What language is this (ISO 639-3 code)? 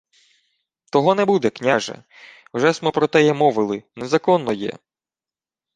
ukr